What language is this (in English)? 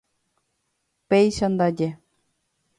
Guarani